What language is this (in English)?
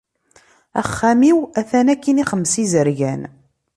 Kabyle